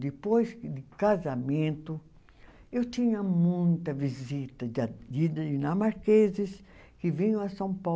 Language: Portuguese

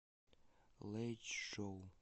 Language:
Russian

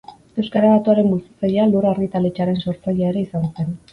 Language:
Basque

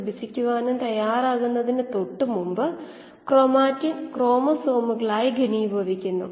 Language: Malayalam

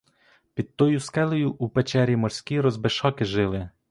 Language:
Ukrainian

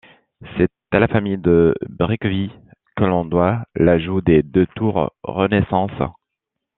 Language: French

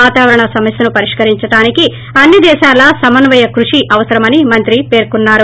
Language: Telugu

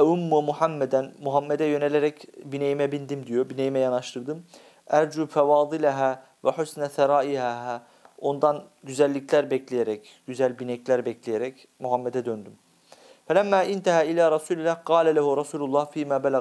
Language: Turkish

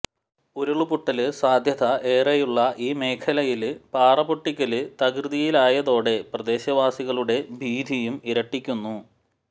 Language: Malayalam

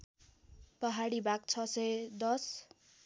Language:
Nepali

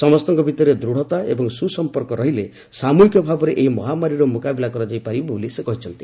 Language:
Odia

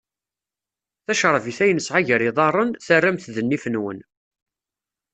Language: Kabyle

